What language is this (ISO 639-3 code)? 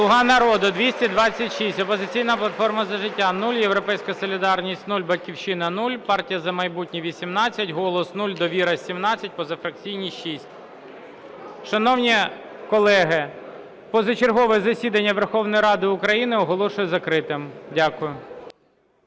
ukr